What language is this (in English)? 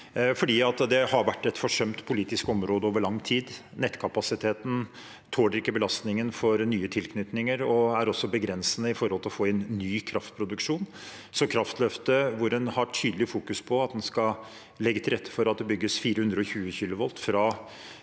Norwegian